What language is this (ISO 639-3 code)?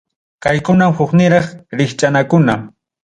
quy